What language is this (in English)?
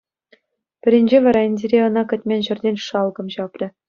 Chuvash